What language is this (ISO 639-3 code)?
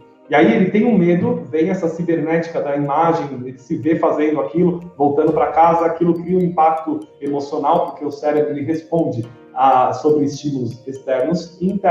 por